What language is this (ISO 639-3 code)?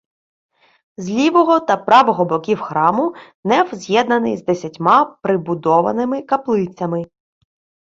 ukr